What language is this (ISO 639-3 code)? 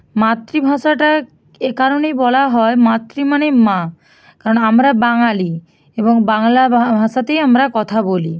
ben